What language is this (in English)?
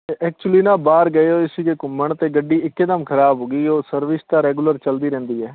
Punjabi